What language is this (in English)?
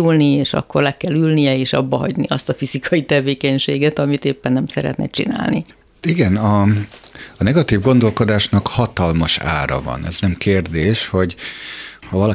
Hungarian